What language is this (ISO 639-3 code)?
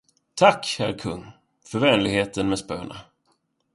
swe